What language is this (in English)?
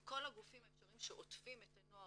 Hebrew